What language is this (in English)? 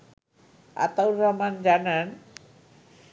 Bangla